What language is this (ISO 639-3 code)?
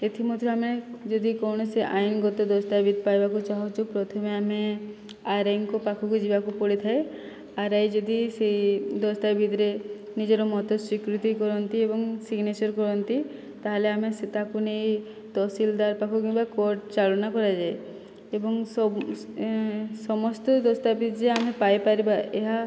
ori